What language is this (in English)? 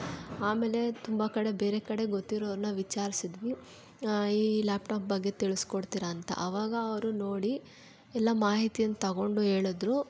Kannada